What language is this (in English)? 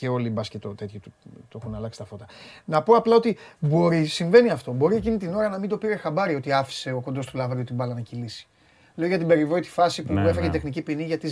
Greek